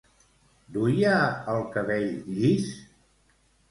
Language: Catalan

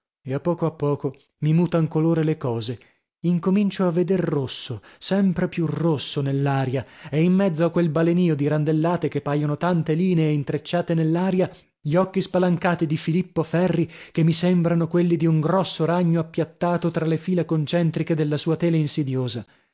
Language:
Italian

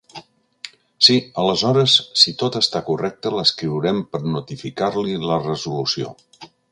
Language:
Catalan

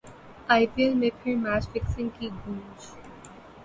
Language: Urdu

